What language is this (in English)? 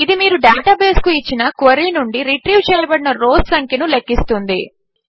Telugu